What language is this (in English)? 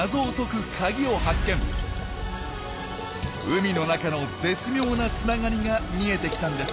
Japanese